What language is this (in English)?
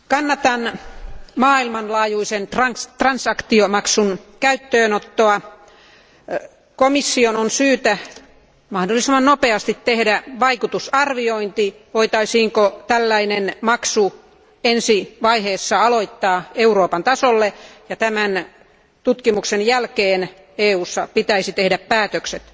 Finnish